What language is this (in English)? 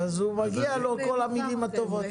Hebrew